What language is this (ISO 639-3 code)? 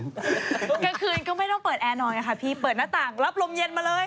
tha